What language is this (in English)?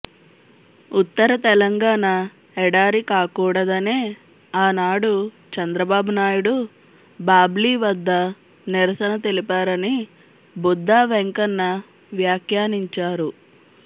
Telugu